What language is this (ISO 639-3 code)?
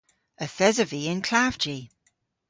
cor